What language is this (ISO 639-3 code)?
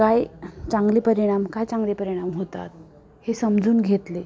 mar